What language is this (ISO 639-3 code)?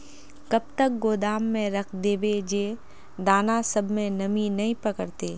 mag